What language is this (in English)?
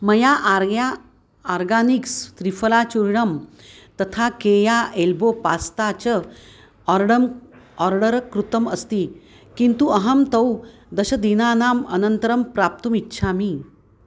Sanskrit